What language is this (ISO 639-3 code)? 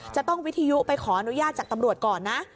tha